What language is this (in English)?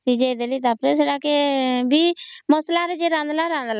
Odia